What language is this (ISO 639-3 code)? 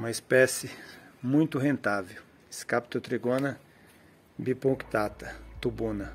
por